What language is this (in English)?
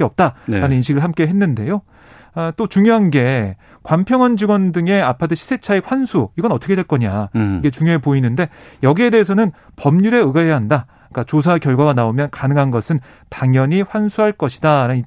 Korean